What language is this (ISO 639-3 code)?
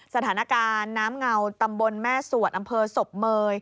tha